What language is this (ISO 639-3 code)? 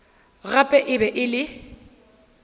nso